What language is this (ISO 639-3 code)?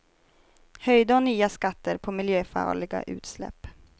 swe